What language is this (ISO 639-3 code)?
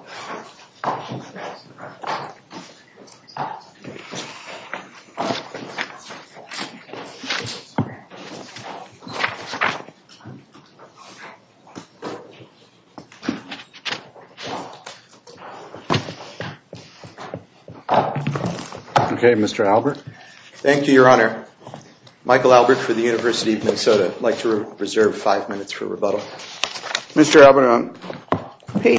eng